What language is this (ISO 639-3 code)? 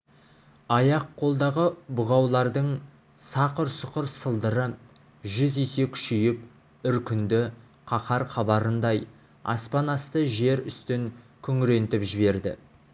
kaz